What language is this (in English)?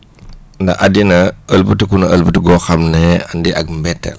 Wolof